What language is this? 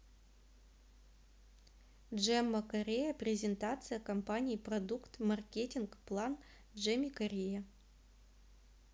Russian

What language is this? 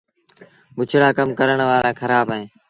Sindhi Bhil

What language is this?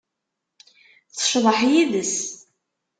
Kabyle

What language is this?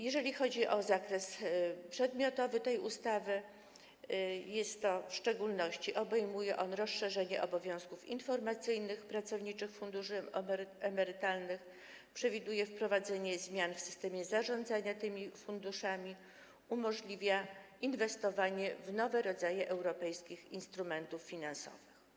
Polish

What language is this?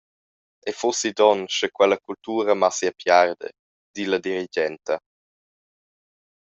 Romansh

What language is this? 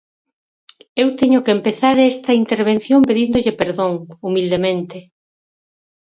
Galician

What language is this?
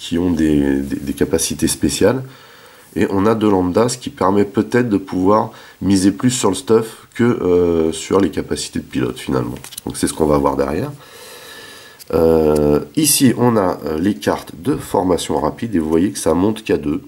French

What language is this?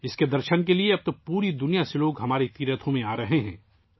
Urdu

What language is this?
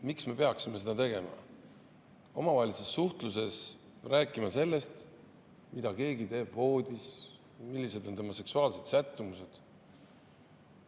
Estonian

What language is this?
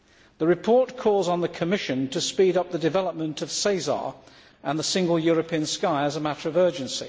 English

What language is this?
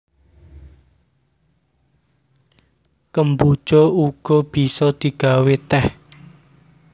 Javanese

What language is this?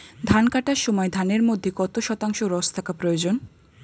Bangla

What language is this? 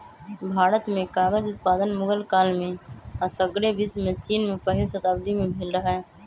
Magahi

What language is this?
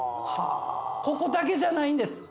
Japanese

